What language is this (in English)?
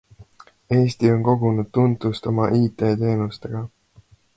Estonian